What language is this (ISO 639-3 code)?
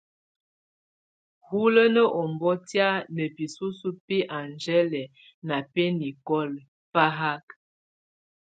tvu